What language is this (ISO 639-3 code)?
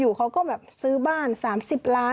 tha